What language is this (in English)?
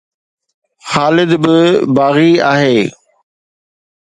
Sindhi